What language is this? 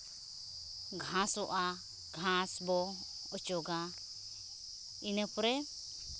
Santali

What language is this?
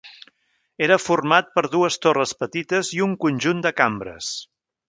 Catalan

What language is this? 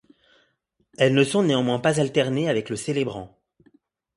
French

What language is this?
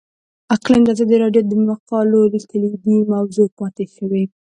Pashto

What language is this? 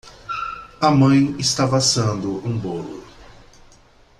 Portuguese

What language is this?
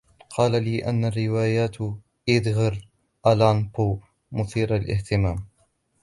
Arabic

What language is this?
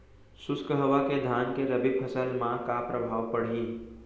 Chhattisgarhi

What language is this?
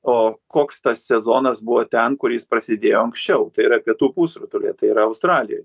Lithuanian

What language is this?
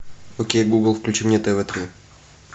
Russian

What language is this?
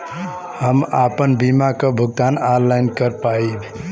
Bhojpuri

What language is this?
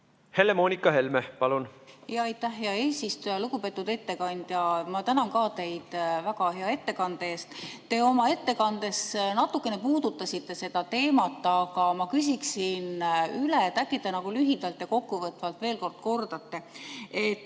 Estonian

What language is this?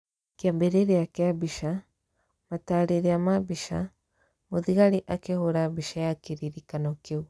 Kikuyu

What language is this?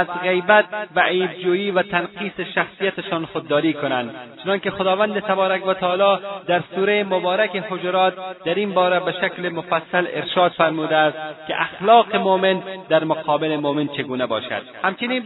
Persian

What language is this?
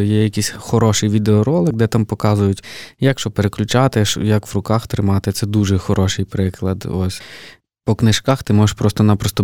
Ukrainian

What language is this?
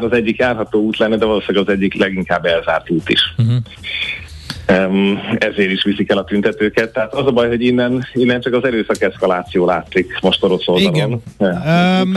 Hungarian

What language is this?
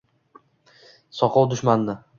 Uzbek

